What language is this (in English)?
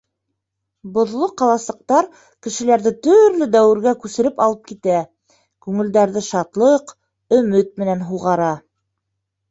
Bashkir